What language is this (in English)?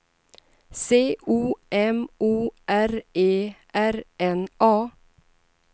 Swedish